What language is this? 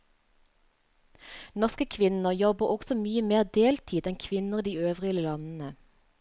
Norwegian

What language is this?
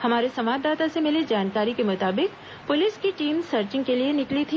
Hindi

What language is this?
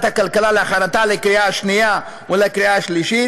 Hebrew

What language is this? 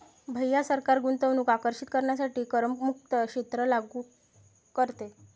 Marathi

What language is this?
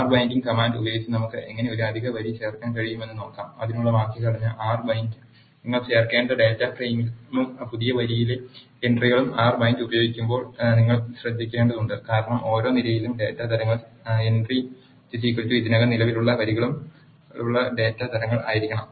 Malayalam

